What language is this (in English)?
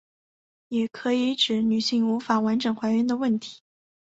Chinese